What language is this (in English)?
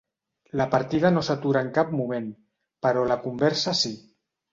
Catalan